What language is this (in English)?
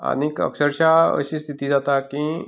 Konkani